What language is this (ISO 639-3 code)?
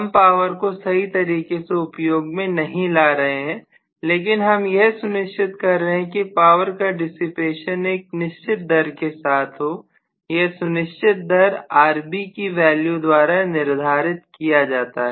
hin